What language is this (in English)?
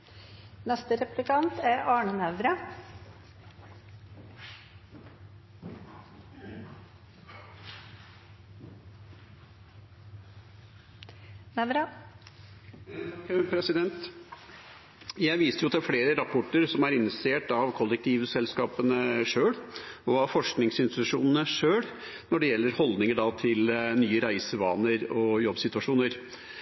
Norwegian